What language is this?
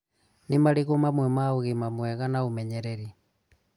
Kikuyu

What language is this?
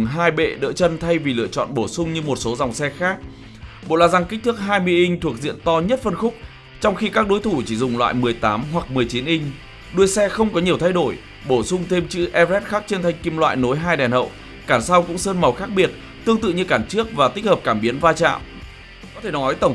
Vietnamese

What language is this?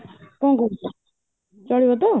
Odia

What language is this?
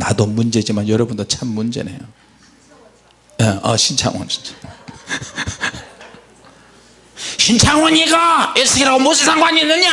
Korean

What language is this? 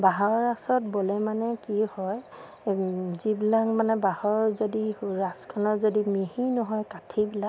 Assamese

